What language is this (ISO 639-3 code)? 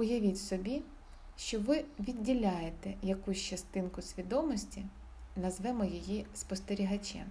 ukr